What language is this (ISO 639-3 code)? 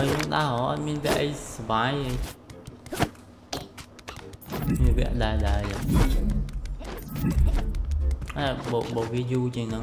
vie